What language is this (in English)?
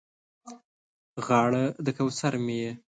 Pashto